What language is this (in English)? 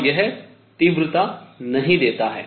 Hindi